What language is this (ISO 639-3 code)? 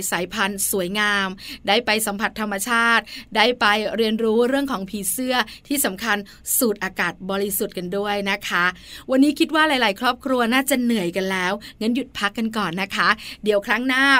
tha